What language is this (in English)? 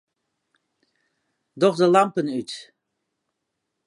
Western Frisian